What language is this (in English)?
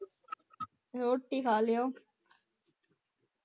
Punjabi